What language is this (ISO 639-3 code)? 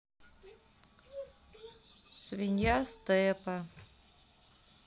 rus